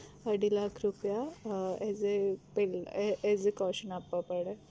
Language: Gujarati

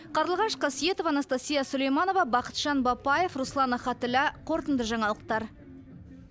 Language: Kazakh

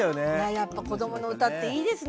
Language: Japanese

